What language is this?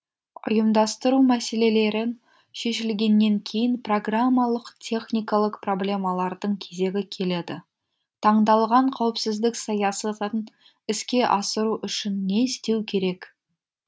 Kazakh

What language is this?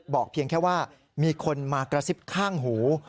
Thai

